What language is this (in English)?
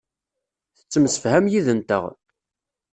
Kabyle